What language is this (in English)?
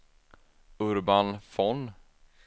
Swedish